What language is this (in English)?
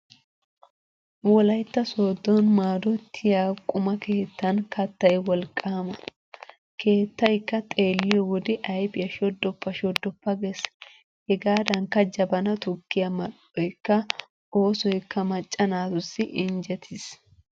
Wolaytta